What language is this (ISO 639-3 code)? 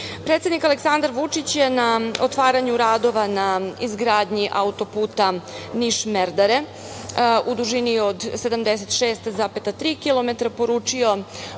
srp